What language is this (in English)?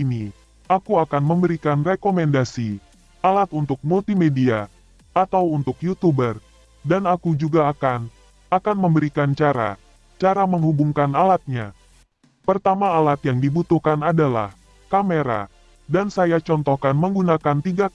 Indonesian